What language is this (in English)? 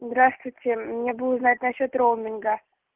Russian